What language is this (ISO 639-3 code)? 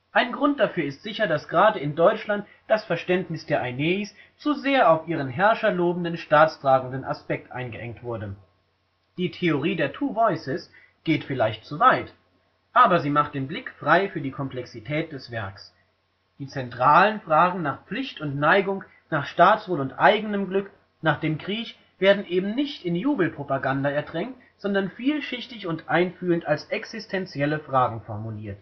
deu